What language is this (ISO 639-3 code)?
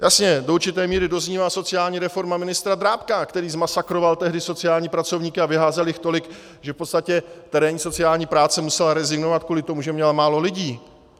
ces